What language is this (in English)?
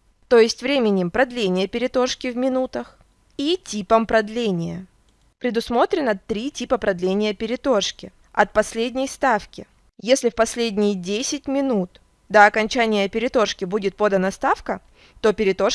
Russian